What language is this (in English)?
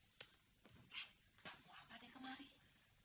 Indonesian